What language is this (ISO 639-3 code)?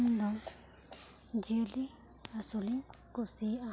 sat